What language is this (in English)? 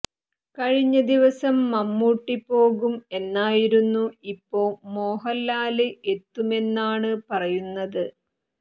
Malayalam